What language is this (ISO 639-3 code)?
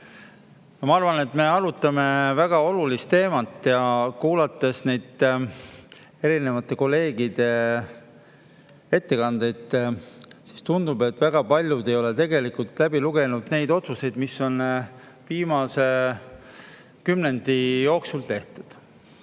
est